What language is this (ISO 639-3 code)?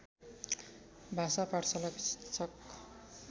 nep